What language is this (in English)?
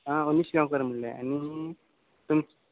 Konkani